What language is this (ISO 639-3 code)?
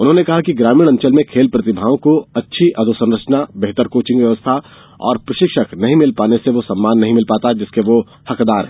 hin